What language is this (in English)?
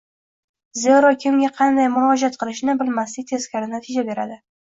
Uzbek